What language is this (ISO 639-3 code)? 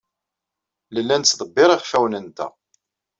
kab